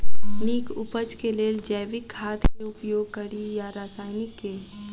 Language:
Maithili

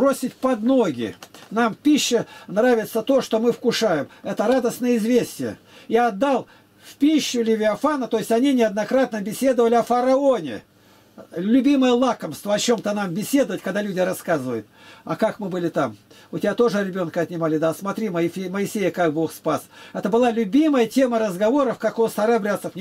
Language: Russian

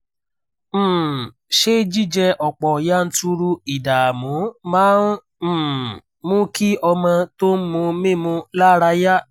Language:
Yoruba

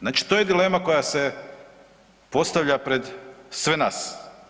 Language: Croatian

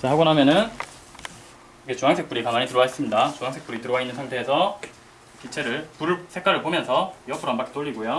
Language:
Korean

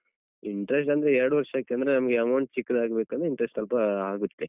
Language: Kannada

